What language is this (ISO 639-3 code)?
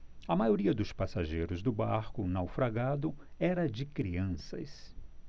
por